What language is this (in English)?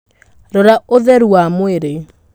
Kikuyu